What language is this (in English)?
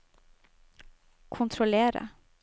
Norwegian